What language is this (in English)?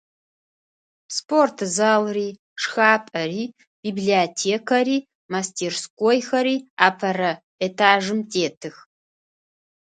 Adyghe